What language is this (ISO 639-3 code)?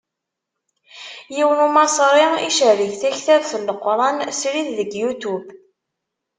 kab